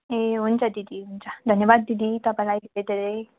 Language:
Nepali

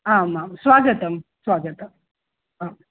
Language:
Sanskrit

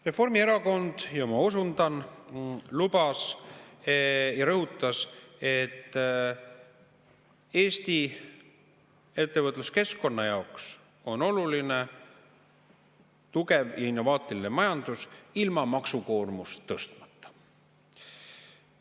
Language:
Estonian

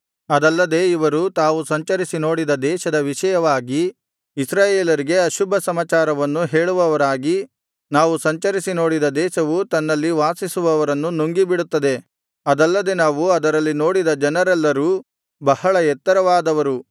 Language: Kannada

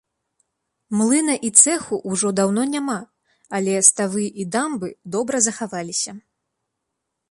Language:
Belarusian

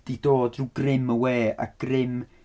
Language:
Welsh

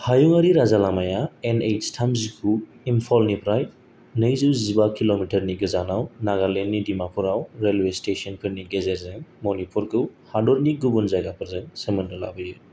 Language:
Bodo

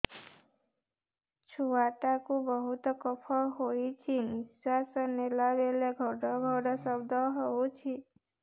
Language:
Odia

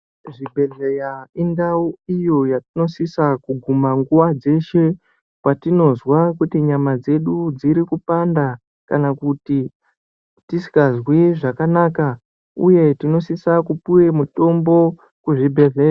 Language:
Ndau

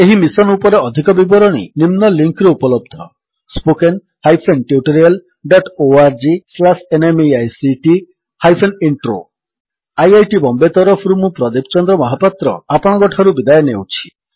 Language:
Odia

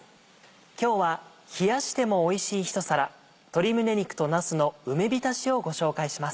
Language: Japanese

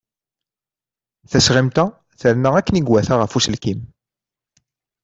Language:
Kabyle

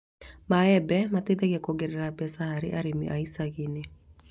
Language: Kikuyu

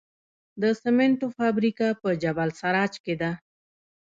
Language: Pashto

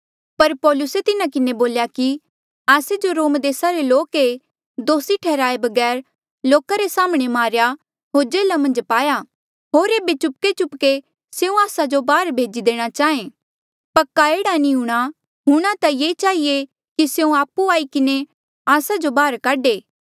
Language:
Mandeali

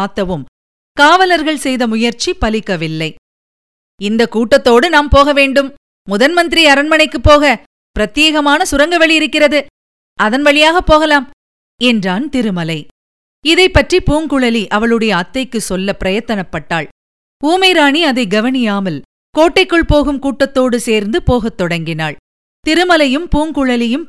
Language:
Tamil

